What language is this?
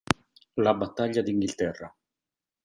Italian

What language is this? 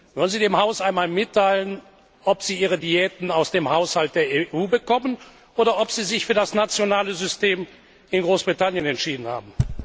German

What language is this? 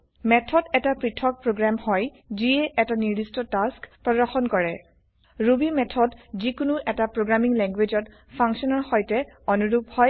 Assamese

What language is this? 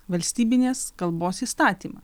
Lithuanian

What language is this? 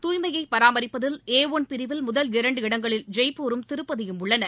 Tamil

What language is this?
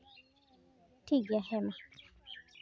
Santali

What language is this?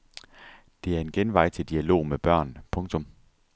Danish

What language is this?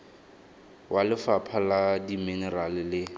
Tswana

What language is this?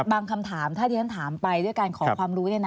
Thai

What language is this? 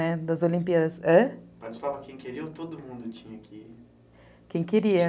Portuguese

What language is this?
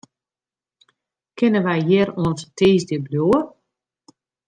Western Frisian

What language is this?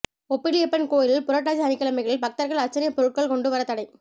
Tamil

